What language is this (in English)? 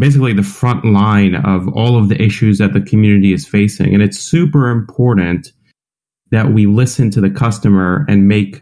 English